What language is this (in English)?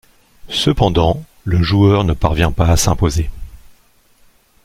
French